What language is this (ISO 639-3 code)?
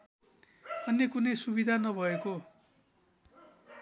nep